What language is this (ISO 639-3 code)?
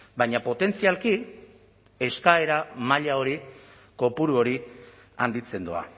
eus